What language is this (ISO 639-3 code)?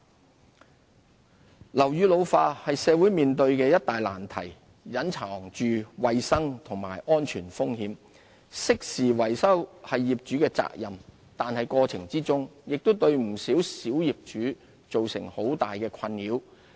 yue